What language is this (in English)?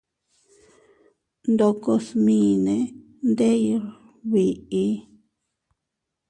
Teutila Cuicatec